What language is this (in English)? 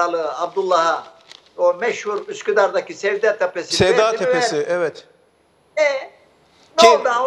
Turkish